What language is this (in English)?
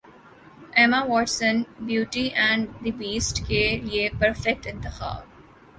Urdu